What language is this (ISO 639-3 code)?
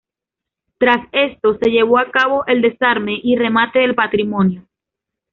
spa